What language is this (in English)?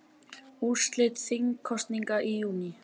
Icelandic